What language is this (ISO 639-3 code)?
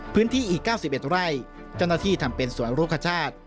tha